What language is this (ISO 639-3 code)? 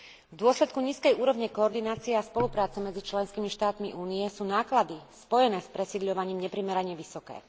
slk